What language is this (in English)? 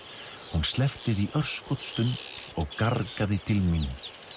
Icelandic